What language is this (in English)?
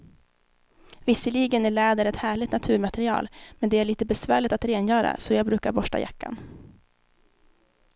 Swedish